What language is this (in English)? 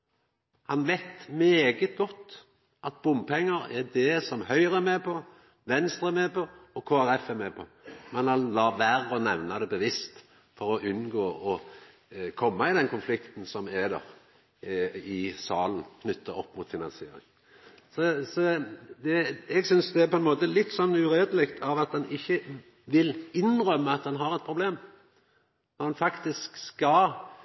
Norwegian Nynorsk